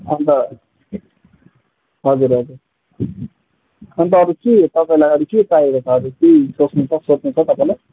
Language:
Nepali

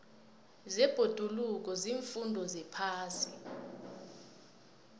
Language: South Ndebele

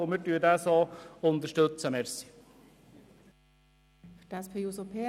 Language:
Swiss German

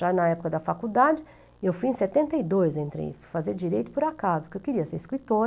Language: Portuguese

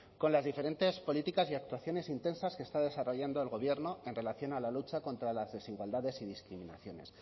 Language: Spanish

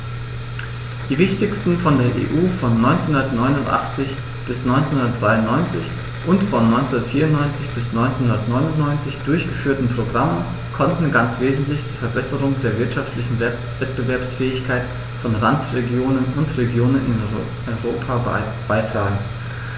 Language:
German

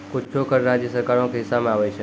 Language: Maithili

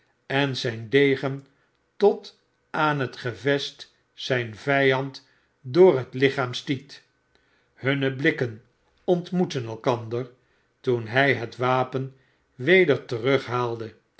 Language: Dutch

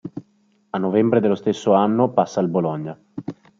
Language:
Italian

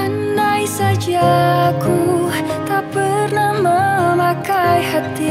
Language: Indonesian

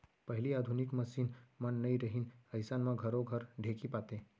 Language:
Chhattisgarhi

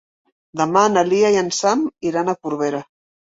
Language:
Catalan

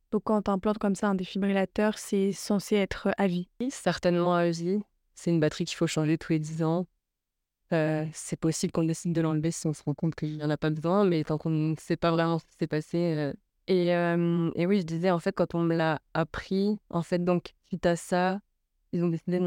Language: French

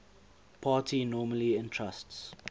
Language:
English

